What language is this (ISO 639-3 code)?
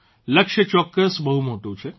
guj